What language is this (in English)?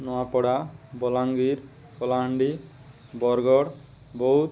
Odia